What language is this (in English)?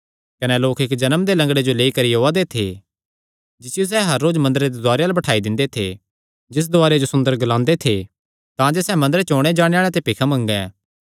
Kangri